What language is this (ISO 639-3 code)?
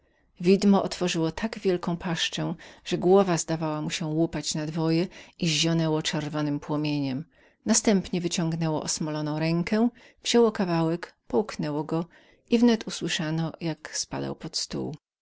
pol